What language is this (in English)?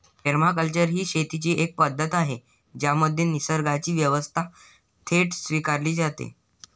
Marathi